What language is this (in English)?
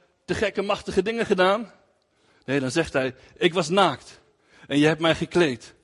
Dutch